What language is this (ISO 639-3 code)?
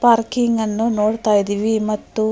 kan